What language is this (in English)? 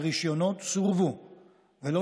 Hebrew